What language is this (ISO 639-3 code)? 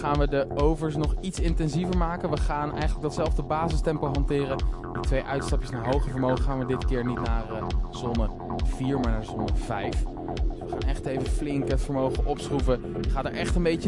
nld